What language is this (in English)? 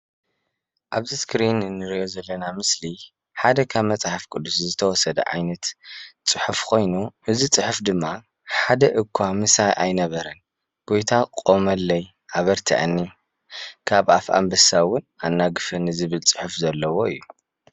Tigrinya